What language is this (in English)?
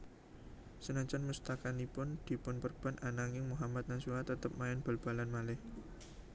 Javanese